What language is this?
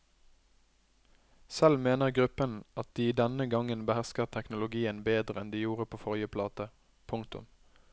Norwegian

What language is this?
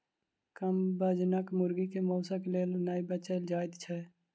Maithili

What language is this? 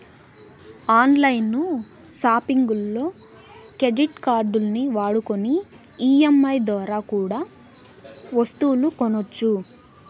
Telugu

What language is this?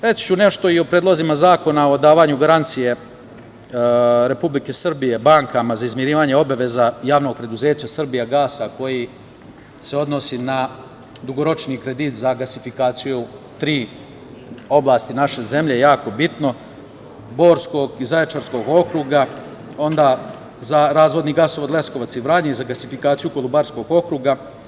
Serbian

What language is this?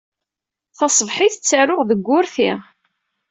Kabyle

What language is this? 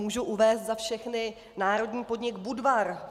Czech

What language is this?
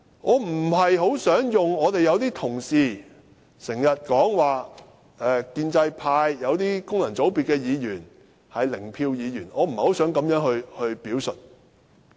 Cantonese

